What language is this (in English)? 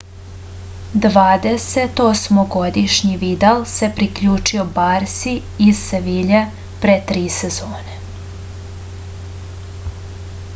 Serbian